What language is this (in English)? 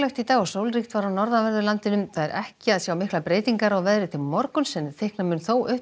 Icelandic